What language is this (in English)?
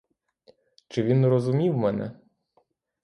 Ukrainian